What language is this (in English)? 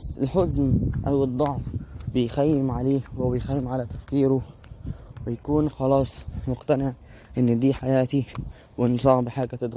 Arabic